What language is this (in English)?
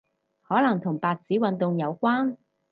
Cantonese